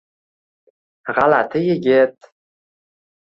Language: Uzbek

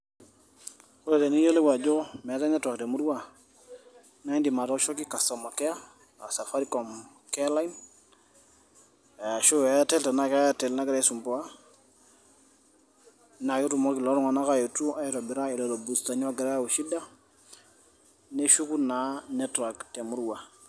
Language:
Masai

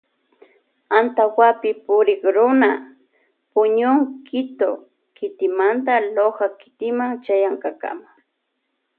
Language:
Loja Highland Quichua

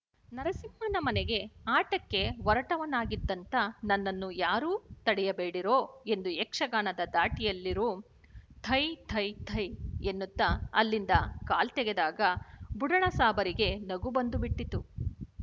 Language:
Kannada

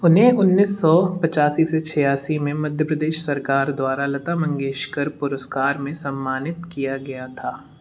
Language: Hindi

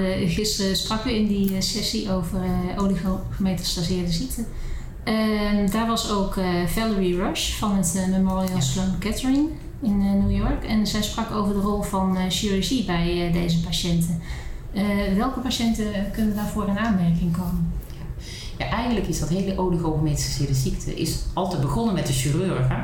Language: Dutch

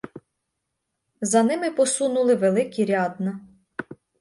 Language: Ukrainian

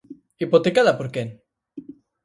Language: Galician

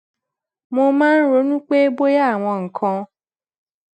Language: Yoruba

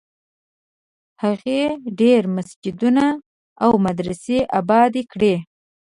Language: Pashto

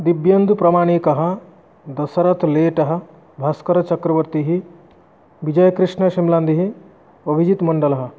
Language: Sanskrit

